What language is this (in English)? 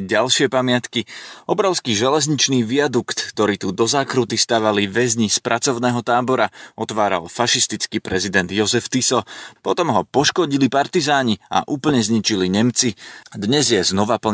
Slovak